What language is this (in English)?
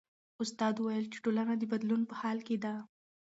Pashto